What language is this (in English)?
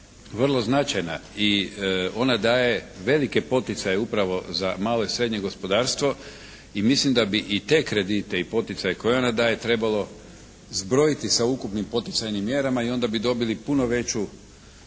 Croatian